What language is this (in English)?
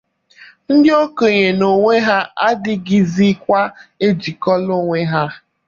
Igbo